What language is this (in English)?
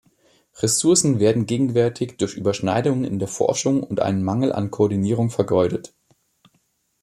German